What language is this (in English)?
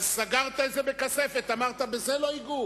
Hebrew